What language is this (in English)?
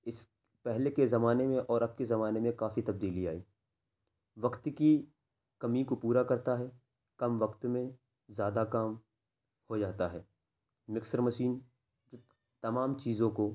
Urdu